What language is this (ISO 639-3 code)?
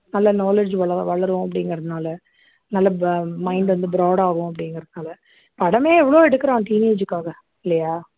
tam